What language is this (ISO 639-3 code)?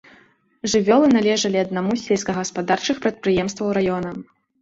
bel